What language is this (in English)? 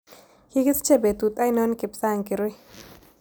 Kalenjin